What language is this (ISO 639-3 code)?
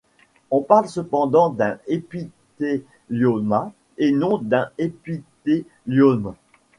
fra